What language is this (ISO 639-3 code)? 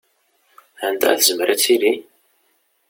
kab